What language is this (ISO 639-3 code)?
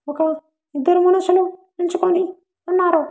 tel